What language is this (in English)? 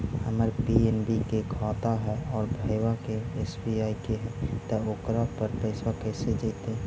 Magahi